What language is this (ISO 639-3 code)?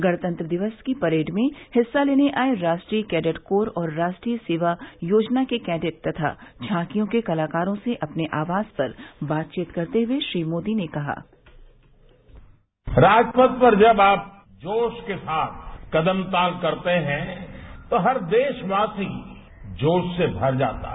hin